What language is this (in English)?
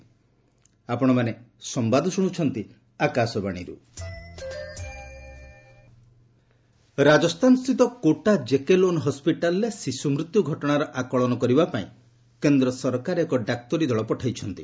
Odia